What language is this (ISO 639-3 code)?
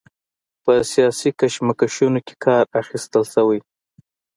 pus